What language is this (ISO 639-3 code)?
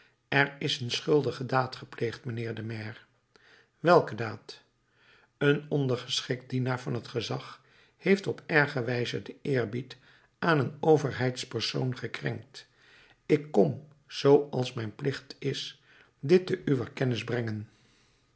nld